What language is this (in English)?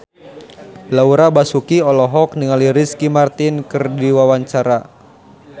Sundanese